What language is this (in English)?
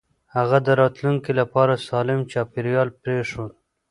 Pashto